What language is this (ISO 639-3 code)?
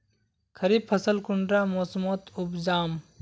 mag